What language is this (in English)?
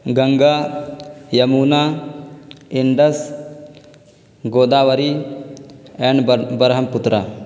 Urdu